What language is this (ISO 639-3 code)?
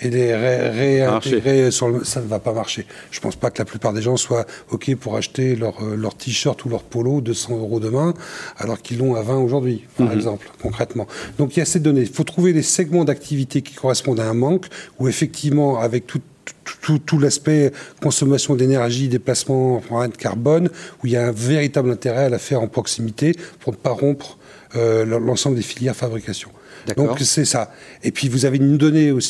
fra